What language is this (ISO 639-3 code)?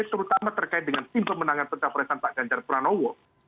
ind